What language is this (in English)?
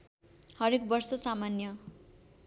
Nepali